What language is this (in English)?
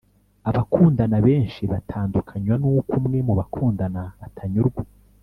Kinyarwanda